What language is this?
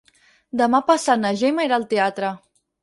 Catalan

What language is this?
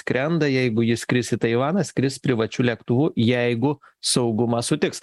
Lithuanian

